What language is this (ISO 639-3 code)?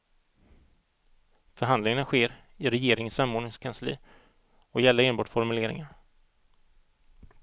swe